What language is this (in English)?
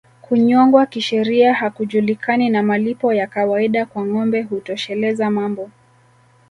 Swahili